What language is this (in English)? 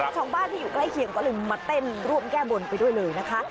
Thai